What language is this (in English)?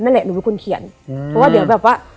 Thai